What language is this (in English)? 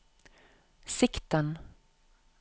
Norwegian